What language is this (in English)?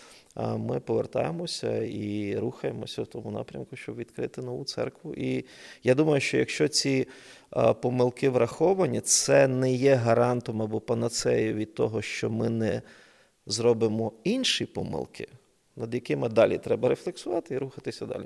Ukrainian